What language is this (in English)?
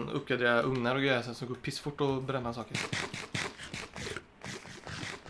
Swedish